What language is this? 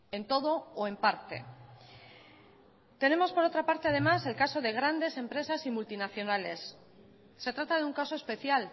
Spanish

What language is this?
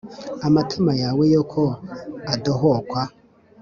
Kinyarwanda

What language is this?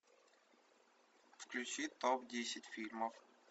Russian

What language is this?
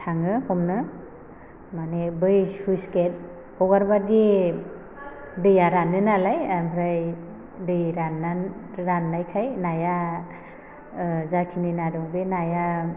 Bodo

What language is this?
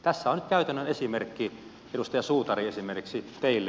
Finnish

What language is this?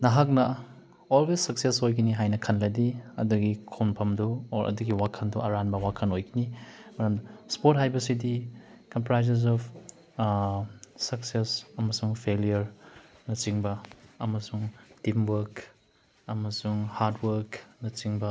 Manipuri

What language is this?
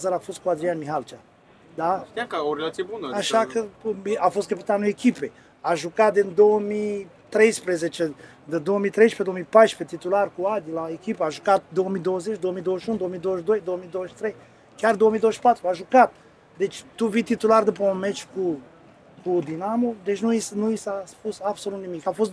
Romanian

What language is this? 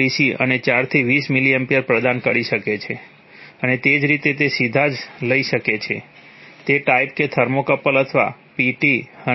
Gujarati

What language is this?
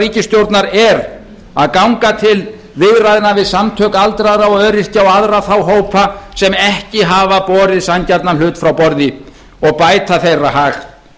Icelandic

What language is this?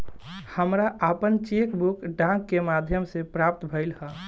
Bhojpuri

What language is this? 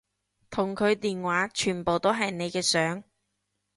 Cantonese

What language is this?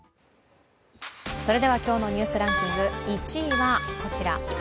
Japanese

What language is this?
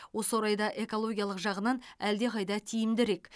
Kazakh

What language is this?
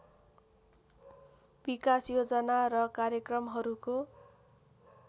Nepali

